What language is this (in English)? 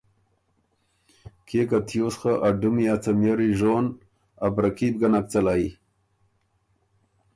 Ormuri